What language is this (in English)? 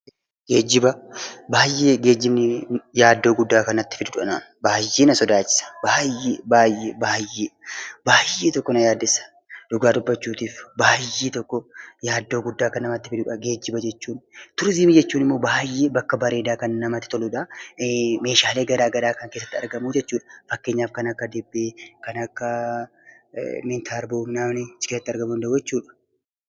Oromo